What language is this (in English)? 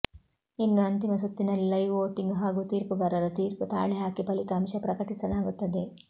Kannada